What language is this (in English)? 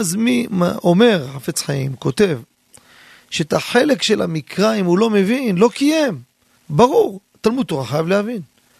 Hebrew